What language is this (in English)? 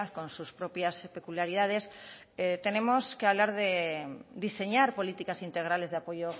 Spanish